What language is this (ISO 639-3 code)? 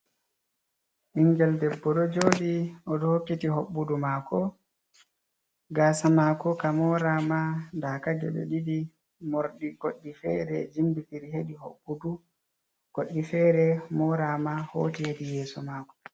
ful